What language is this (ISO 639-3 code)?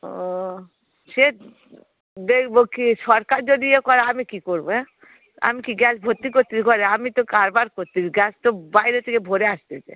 ben